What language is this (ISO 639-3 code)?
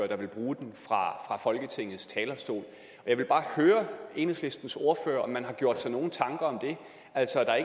dan